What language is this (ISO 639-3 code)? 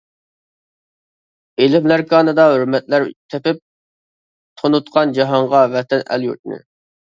uig